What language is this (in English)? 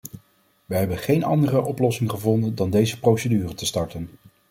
Dutch